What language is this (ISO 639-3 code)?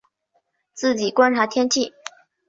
zho